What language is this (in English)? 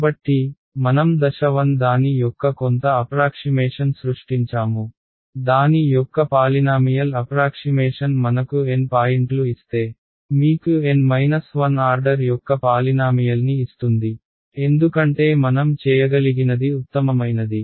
Telugu